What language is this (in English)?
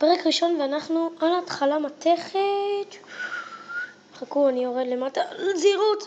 Hebrew